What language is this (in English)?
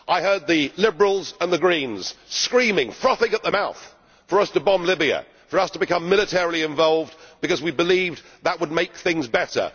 English